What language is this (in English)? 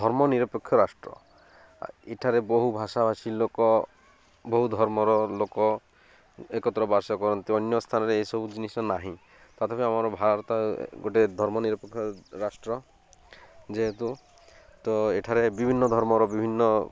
Odia